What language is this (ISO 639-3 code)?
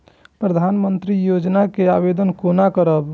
mai